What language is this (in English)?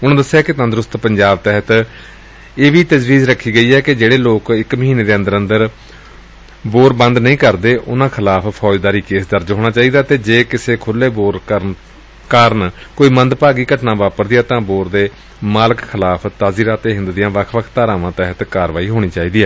Punjabi